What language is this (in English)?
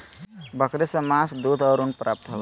Magahi